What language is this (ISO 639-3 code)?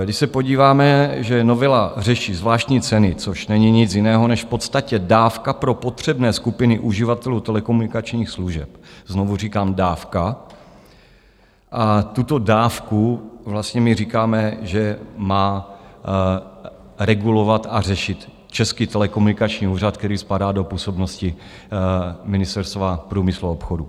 ces